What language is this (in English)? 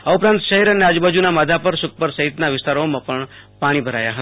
Gujarati